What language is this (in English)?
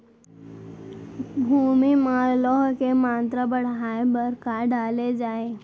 Chhattisgarhi